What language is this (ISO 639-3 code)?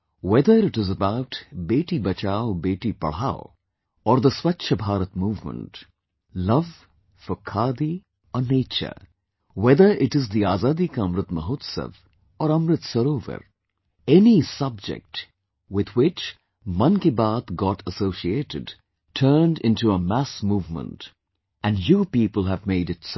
eng